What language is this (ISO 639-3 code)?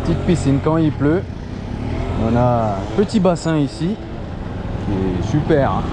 fra